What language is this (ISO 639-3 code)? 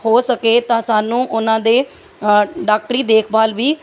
pan